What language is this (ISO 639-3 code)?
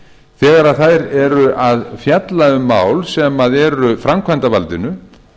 isl